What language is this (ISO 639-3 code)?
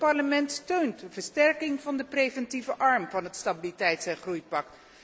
nld